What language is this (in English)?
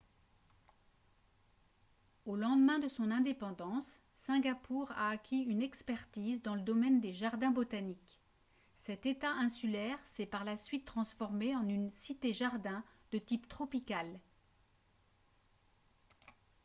French